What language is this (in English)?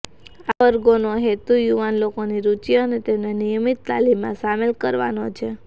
Gujarati